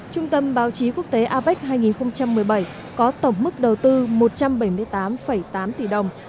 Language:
Vietnamese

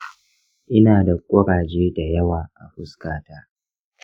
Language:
Hausa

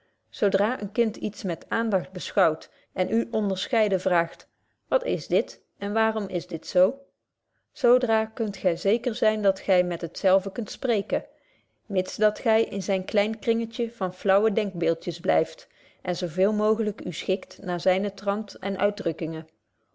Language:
Dutch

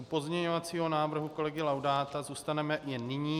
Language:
Czech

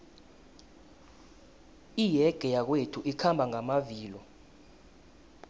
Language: South Ndebele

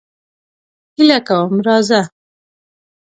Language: Pashto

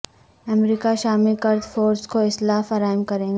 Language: Urdu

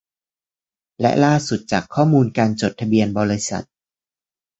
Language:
Thai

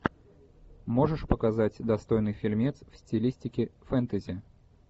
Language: Russian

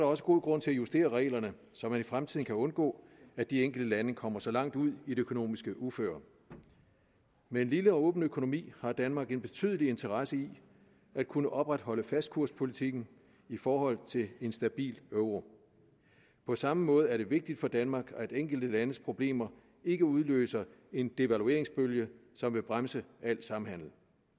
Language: Danish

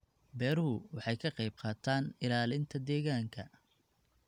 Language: Somali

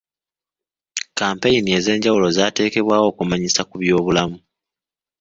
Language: Ganda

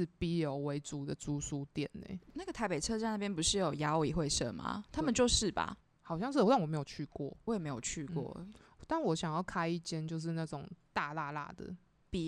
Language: Chinese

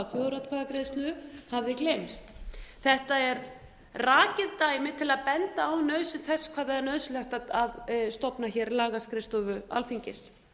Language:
Icelandic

